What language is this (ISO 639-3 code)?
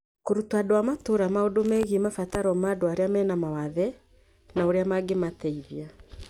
kik